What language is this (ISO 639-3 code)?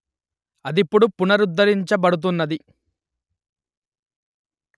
tel